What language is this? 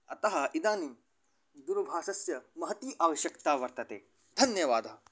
Sanskrit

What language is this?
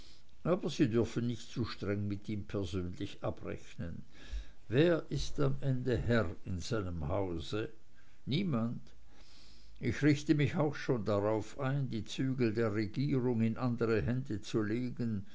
German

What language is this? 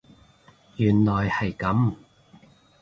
Cantonese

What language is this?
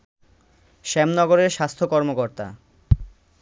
Bangla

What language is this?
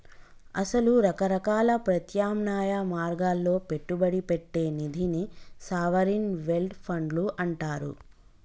Telugu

